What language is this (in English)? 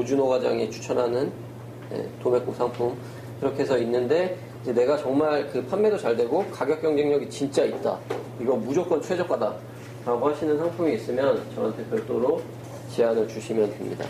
Korean